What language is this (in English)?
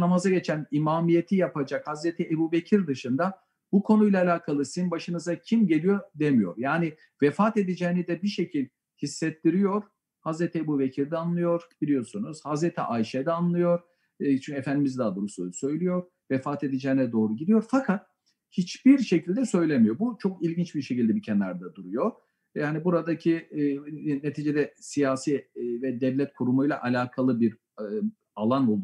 Turkish